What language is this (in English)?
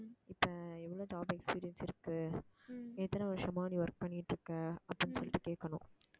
Tamil